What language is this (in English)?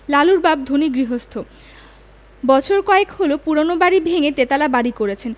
Bangla